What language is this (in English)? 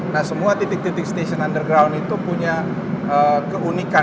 Indonesian